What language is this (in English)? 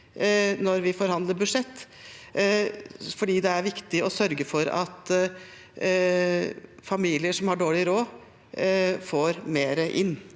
Norwegian